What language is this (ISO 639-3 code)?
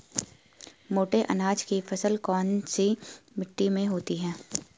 hin